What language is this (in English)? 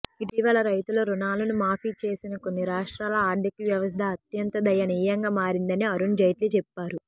Telugu